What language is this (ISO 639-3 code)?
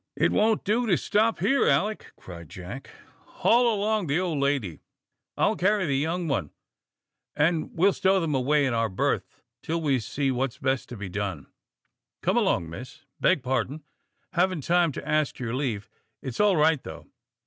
eng